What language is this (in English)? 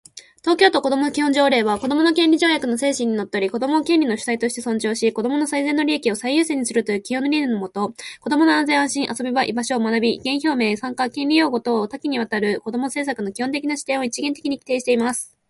Japanese